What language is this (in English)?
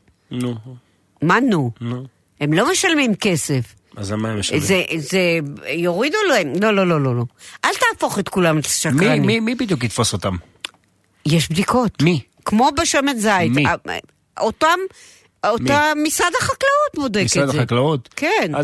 Hebrew